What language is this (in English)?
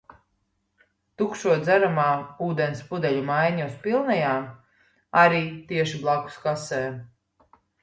Latvian